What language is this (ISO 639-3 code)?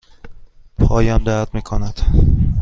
fas